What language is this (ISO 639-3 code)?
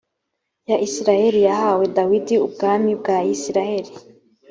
kin